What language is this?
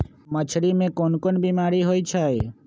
Magahi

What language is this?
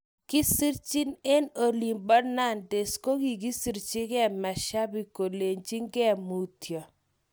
Kalenjin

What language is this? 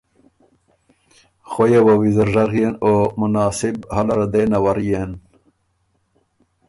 Ormuri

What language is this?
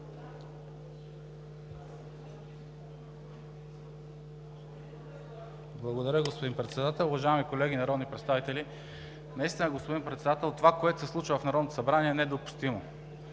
Bulgarian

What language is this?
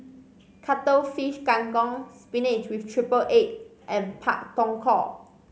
English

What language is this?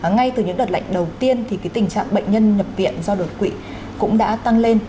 Vietnamese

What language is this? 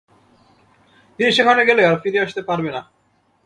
Bangla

